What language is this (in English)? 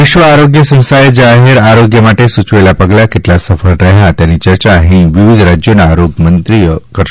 Gujarati